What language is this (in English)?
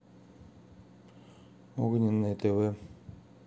Russian